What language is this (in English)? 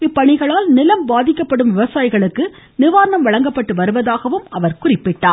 Tamil